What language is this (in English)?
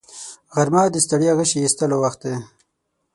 Pashto